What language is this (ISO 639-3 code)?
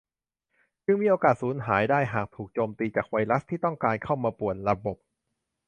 tha